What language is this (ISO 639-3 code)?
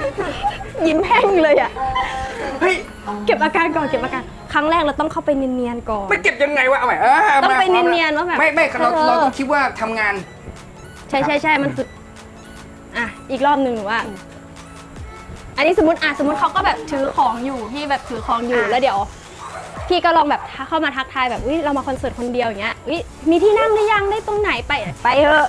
tha